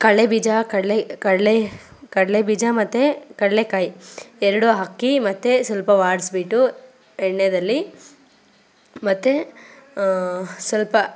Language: Kannada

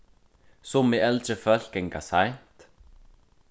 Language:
Faroese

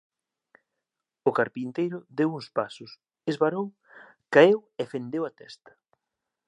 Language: Galician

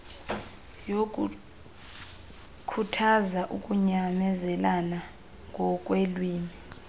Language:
Xhosa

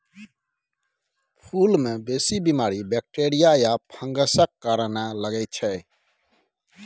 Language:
Maithili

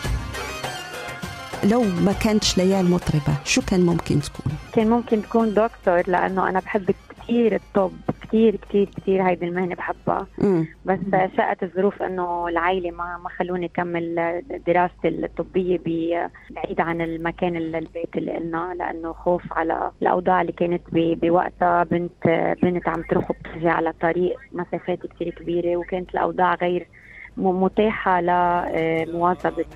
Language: Arabic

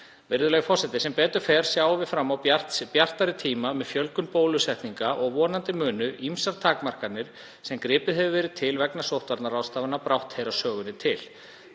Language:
Icelandic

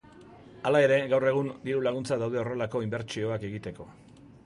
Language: Basque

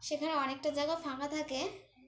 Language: Bangla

